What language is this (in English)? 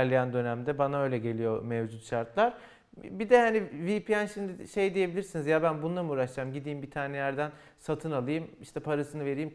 Turkish